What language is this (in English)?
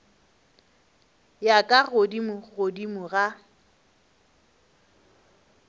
Northern Sotho